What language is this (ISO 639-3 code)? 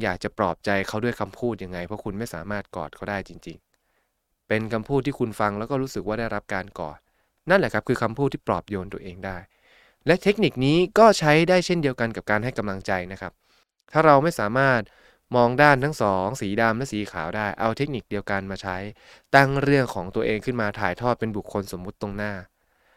tha